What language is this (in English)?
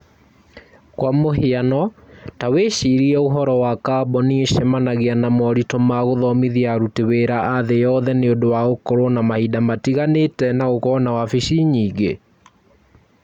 Kikuyu